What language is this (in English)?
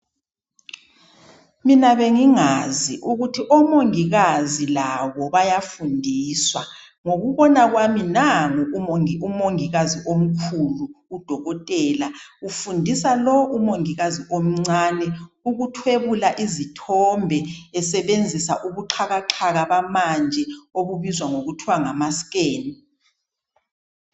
North Ndebele